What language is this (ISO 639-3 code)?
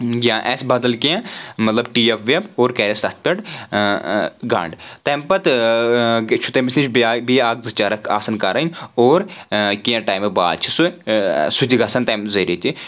kas